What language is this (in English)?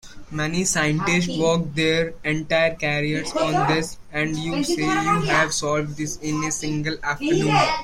English